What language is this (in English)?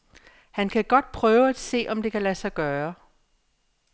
Danish